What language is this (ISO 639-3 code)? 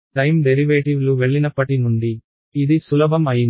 tel